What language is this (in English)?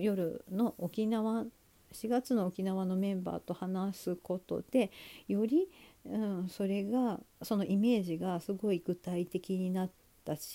Japanese